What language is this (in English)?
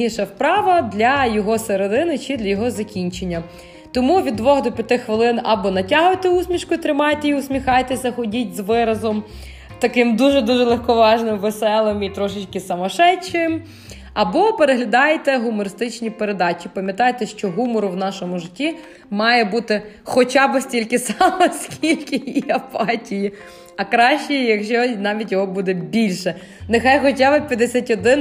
Ukrainian